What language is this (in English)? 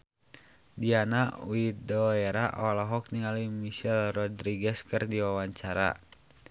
Sundanese